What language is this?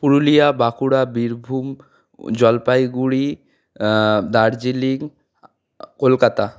Bangla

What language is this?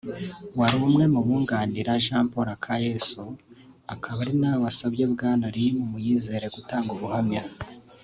Kinyarwanda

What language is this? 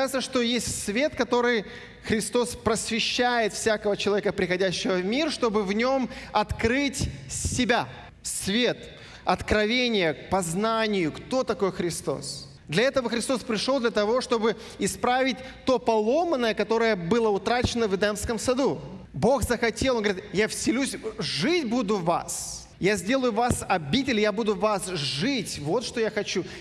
Russian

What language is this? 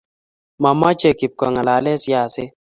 Kalenjin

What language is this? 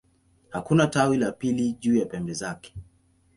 Swahili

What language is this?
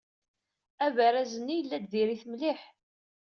Kabyle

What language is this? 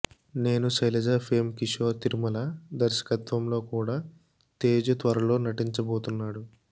Telugu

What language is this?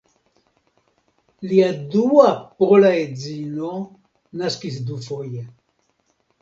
Esperanto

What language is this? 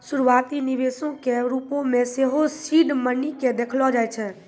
Maithili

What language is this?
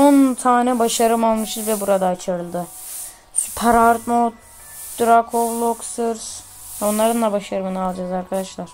Turkish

